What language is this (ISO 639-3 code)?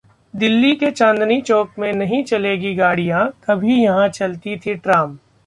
hin